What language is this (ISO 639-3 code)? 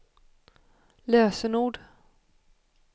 swe